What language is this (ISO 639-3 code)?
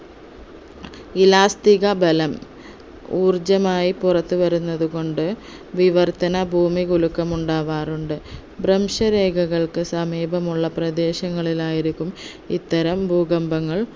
mal